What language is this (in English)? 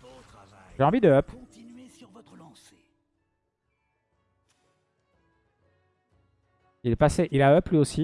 French